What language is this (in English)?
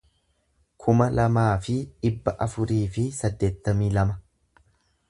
Oromo